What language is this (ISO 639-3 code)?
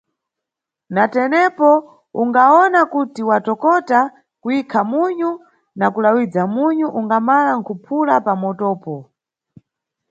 nyu